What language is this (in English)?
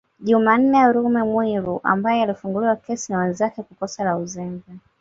Swahili